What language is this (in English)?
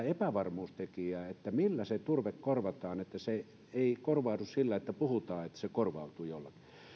Finnish